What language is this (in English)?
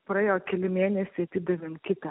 Lithuanian